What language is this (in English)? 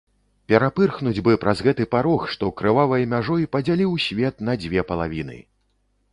Belarusian